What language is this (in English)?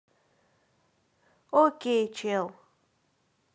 Russian